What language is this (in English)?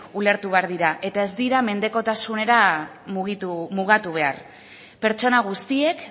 Basque